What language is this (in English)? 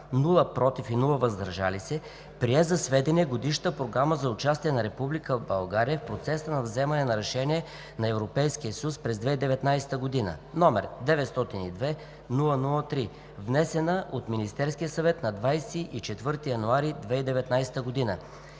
Bulgarian